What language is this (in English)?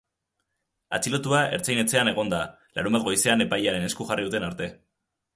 Basque